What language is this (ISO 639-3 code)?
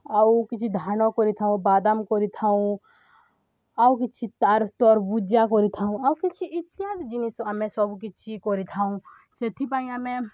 ori